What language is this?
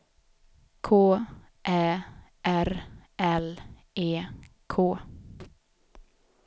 Swedish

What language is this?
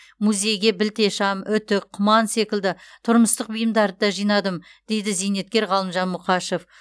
Kazakh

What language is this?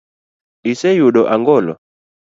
Luo (Kenya and Tanzania)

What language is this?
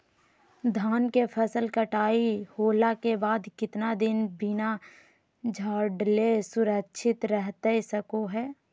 Magahi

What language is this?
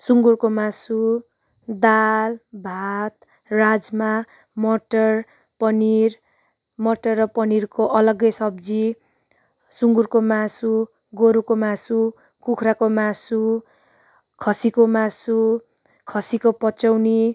Nepali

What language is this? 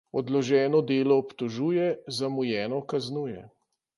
Slovenian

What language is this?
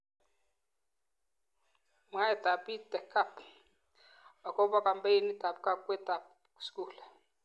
Kalenjin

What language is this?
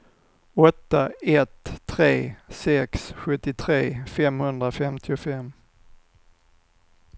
Swedish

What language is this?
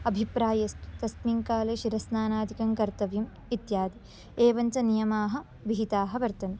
Sanskrit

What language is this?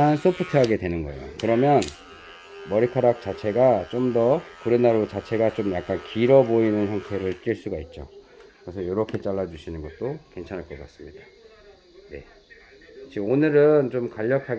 Korean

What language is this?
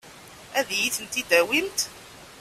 Kabyle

